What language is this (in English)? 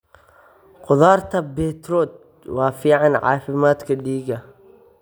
Somali